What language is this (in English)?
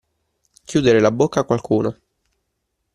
Italian